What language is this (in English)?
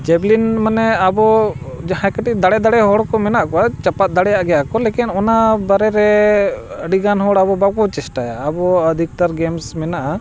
Santali